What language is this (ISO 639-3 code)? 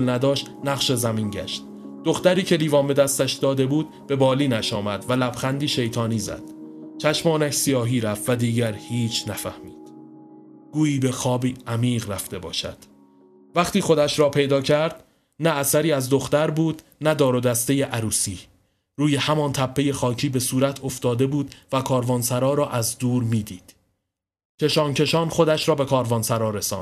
fas